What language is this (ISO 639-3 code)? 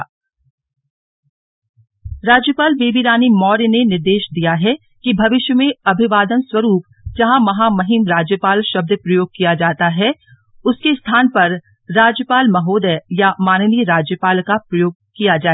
hin